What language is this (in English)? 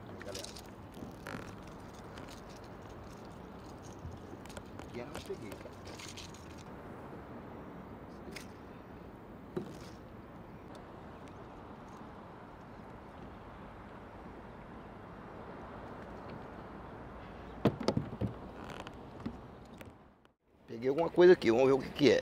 Portuguese